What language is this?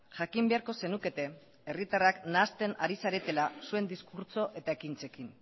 Basque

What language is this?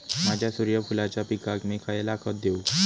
Marathi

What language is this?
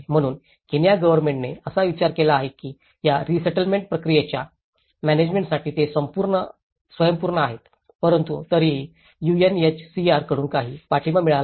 Marathi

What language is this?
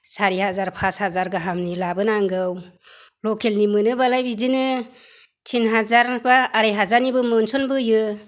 Bodo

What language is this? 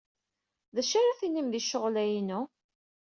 Kabyle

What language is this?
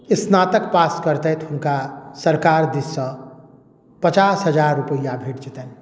Maithili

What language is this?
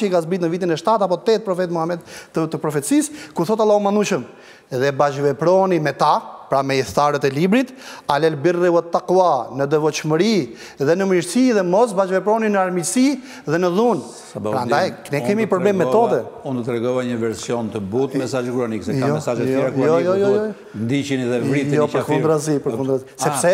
Romanian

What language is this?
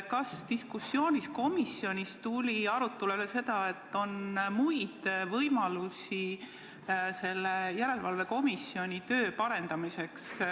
Estonian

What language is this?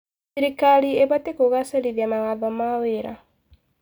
Kikuyu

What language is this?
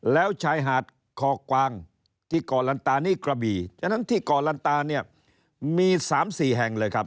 Thai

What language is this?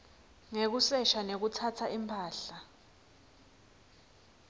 Swati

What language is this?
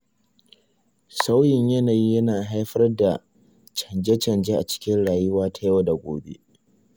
Hausa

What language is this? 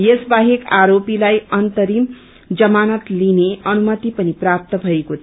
Nepali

